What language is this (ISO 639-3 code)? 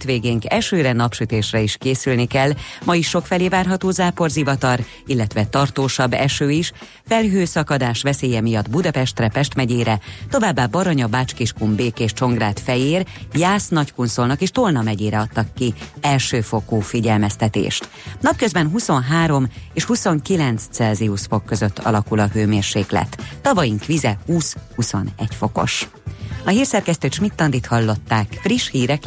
hun